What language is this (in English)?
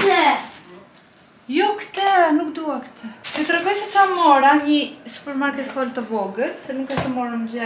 Romanian